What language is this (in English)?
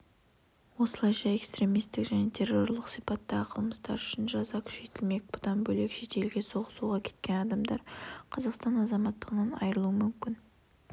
Kazakh